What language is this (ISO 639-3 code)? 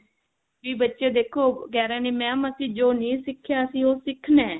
pan